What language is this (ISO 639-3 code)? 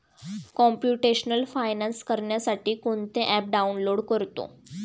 mar